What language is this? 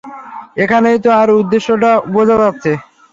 Bangla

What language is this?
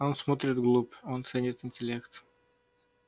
Russian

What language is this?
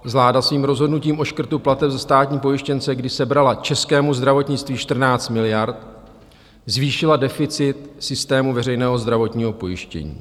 Czech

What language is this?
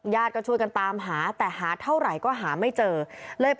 Thai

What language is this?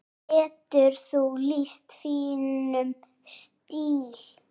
Icelandic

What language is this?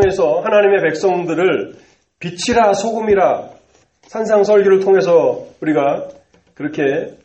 Korean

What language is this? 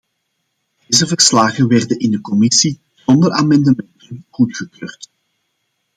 Dutch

